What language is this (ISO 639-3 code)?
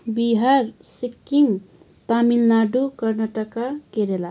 nep